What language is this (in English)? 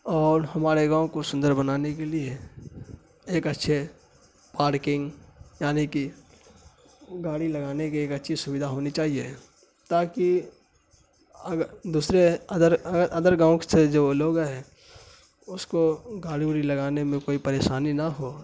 Urdu